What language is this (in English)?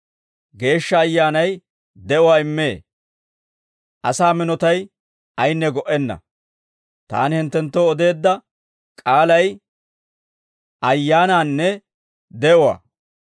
Dawro